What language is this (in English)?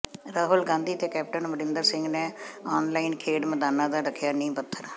Punjabi